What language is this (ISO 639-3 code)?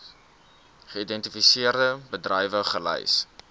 afr